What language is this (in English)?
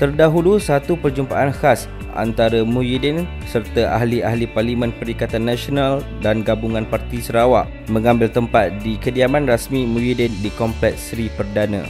Malay